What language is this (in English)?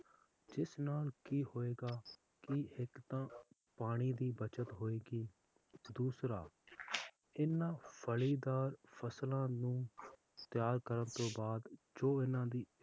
Punjabi